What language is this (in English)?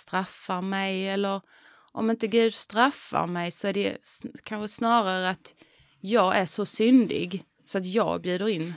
Swedish